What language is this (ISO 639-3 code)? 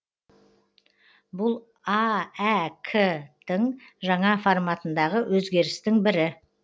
kaz